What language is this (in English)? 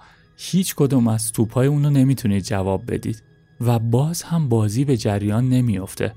Persian